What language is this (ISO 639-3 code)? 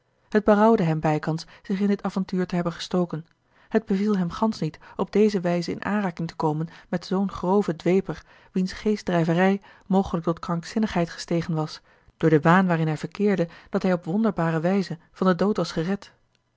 nld